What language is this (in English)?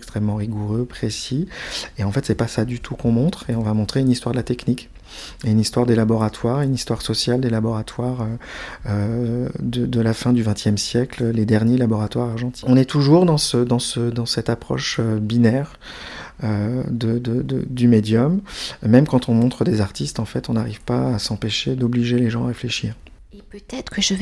French